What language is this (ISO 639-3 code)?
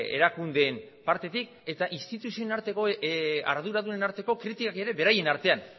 eus